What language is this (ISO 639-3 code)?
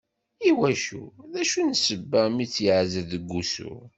kab